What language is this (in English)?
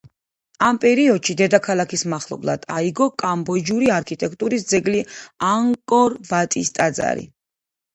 Georgian